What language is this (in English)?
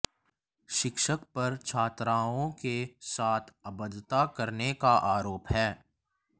Hindi